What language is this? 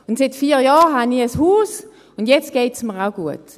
Swiss German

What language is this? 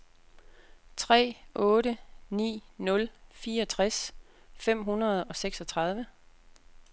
Danish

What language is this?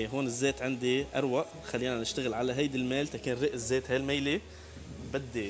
Arabic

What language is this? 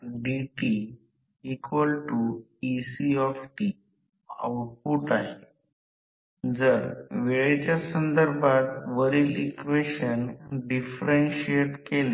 Marathi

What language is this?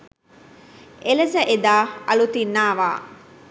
Sinhala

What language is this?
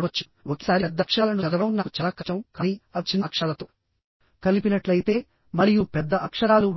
Telugu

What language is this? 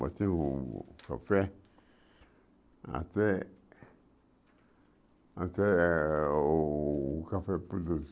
Portuguese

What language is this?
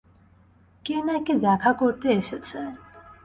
Bangla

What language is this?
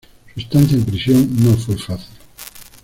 Spanish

